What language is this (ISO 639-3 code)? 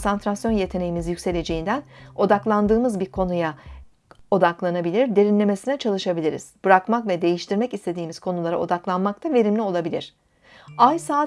tur